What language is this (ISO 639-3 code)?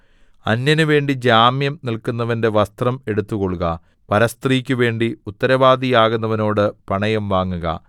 mal